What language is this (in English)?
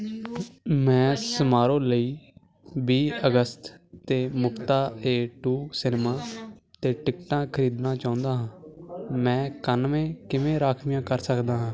Punjabi